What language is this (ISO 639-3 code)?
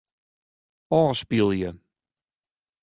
fry